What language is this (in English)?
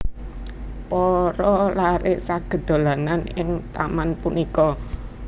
Javanese